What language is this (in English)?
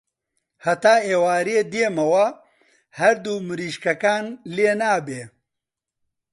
Central Kurdish